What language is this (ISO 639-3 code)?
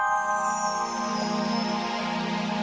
ind